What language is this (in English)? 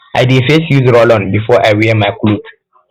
Nigerian Pidgin